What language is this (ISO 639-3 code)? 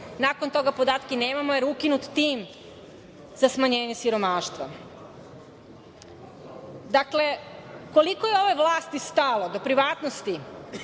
srp